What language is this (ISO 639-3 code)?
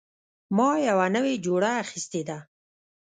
pus